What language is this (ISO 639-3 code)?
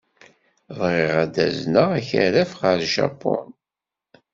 kab